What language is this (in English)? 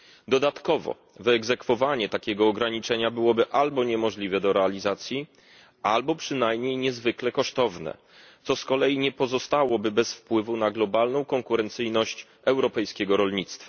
Polish